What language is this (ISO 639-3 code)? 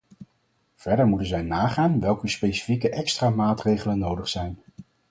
nld